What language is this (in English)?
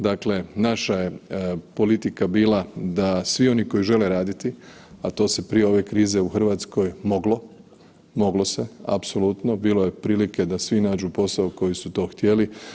Croatian